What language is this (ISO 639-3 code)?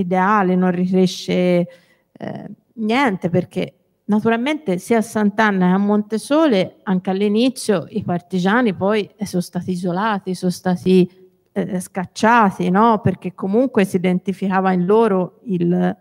ita